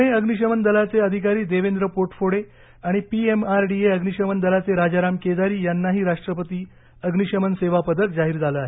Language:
Marathi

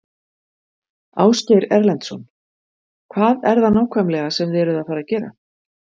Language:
Icelandic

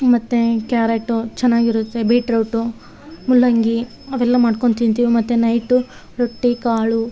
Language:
Kannada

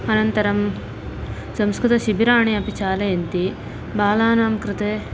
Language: Sanskrit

